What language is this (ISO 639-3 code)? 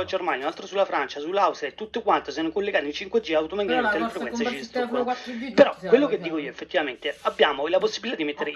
ita